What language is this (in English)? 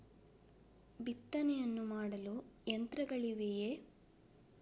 Kannada